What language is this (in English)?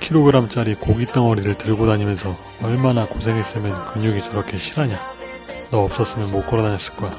Korean